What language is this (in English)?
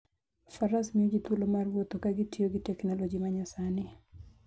Luo (Kenya and Tanzania)